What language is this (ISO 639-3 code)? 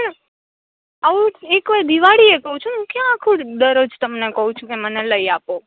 guj